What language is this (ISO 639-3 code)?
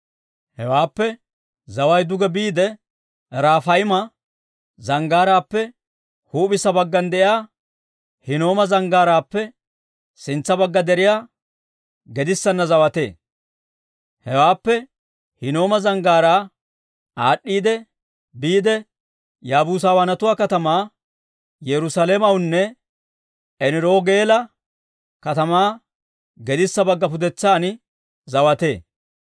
dwr